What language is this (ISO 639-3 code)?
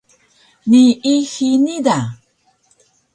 trv